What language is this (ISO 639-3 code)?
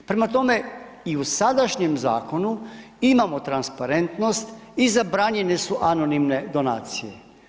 hrv